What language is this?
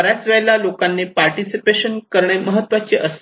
Marathi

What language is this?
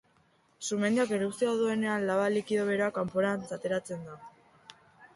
Basque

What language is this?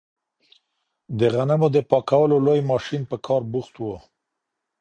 Pashto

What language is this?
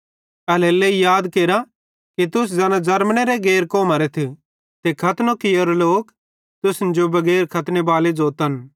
Bhadrawahi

